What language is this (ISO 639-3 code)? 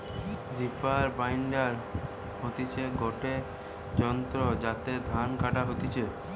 ben